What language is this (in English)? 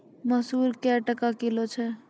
Maithili